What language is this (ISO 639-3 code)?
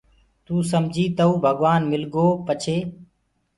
ggg